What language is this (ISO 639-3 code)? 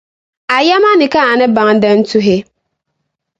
dag